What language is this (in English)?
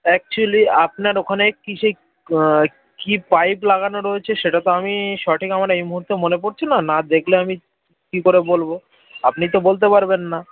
Bangla